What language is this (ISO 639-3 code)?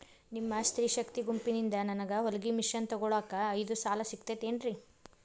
kan